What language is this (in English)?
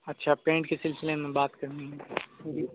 Urdu